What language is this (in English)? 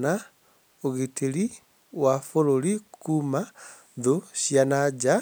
Kikuyu